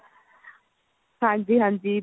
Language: Punjabi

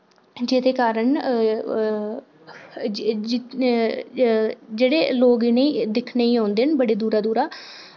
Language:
Dogri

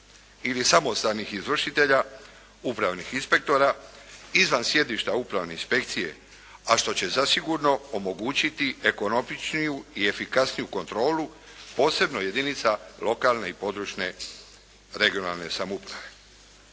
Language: Croatian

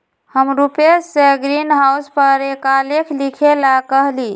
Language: Magahi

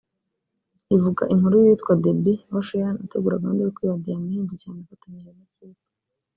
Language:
Kinyarwanda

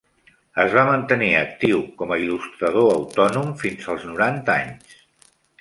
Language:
Catalan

